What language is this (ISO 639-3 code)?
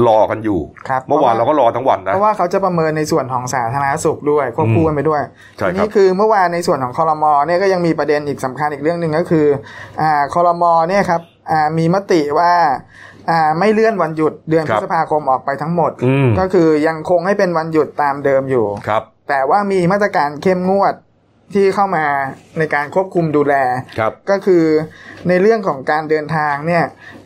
tha